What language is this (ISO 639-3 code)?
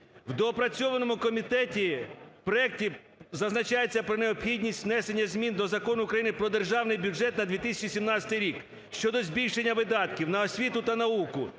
ukr